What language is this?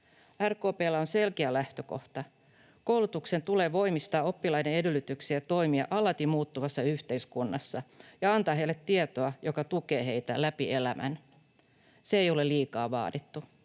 Finnish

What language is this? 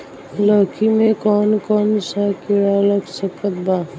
Bhojpuri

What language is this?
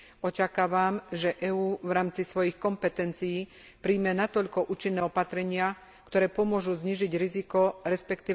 Slovak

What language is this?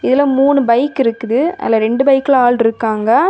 Tamil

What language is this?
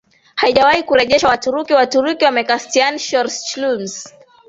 Swahili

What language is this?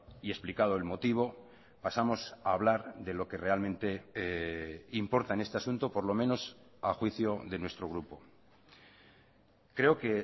Spanish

